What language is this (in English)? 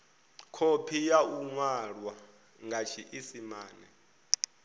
Venda